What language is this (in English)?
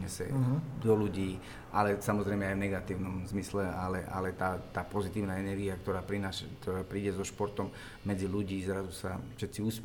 Slovak